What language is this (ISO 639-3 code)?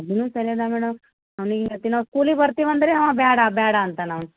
kan